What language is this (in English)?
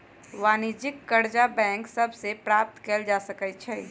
Magahi